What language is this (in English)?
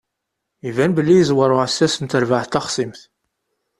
Kabyle